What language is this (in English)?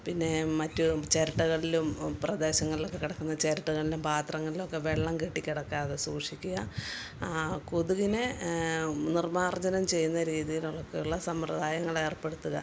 Malayalam